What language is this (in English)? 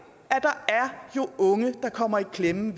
Danish